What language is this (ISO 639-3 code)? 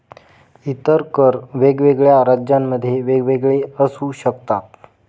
mar